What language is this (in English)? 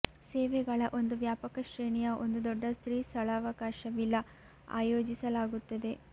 Kannada